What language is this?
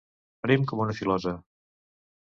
Catalan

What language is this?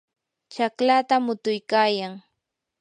Yanahuanca Pasco Quechua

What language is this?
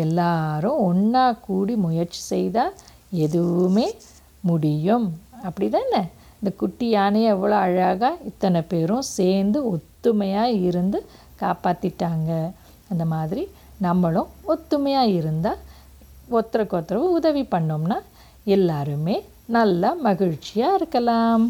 Tamil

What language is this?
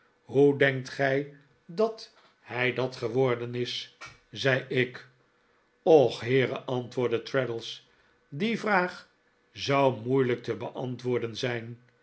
Dutch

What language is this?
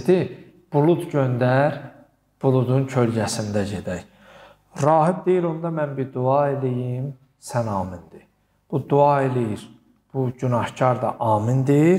Turkish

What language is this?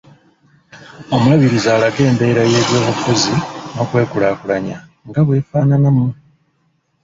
Ganda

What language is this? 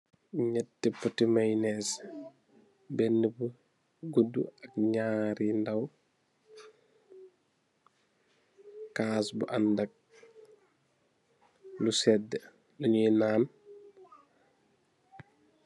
Wolof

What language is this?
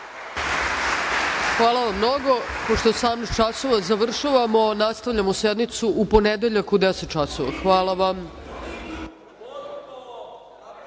Serbian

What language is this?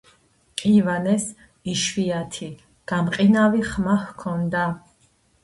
Georgian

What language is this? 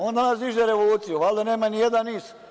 Serbian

